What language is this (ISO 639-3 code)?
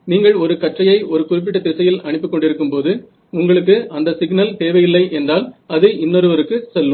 tam